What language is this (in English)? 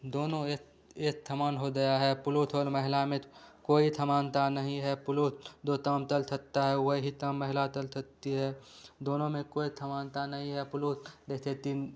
Hindi